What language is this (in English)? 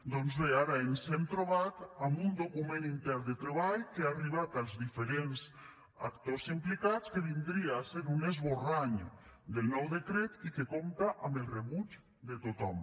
Catalan